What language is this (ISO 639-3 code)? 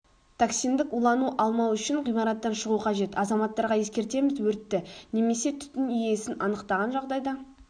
kaz